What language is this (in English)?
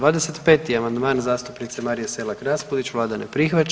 Croatian